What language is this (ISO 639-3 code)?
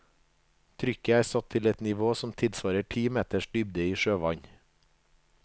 nor